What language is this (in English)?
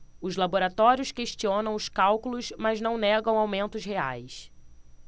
Portuguese